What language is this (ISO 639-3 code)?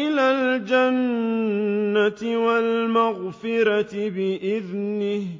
ara